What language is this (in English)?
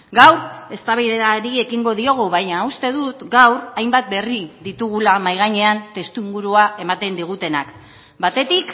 Basque